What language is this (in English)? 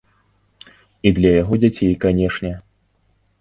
Belarusian